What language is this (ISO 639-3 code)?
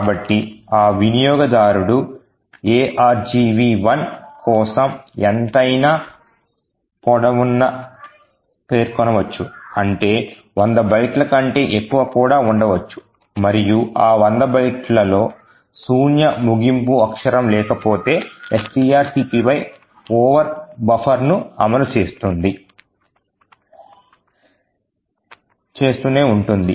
tel